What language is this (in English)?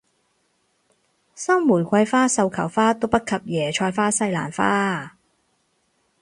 Cantonese